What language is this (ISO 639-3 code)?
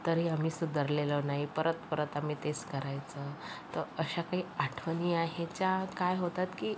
mar